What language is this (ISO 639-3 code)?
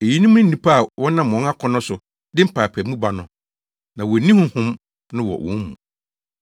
aka